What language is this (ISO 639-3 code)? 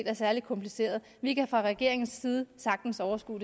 dan